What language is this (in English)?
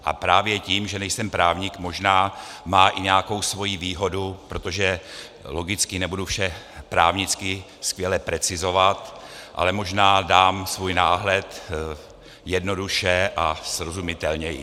Czech